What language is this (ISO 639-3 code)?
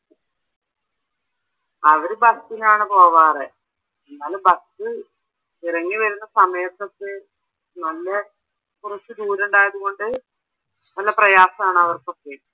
mal